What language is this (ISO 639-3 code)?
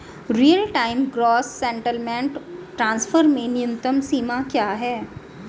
hin